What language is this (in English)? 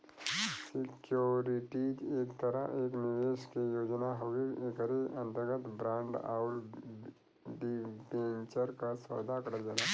Bhojpuri